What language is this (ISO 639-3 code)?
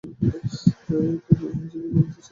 ben